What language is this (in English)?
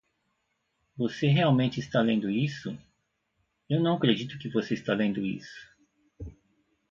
Portuguese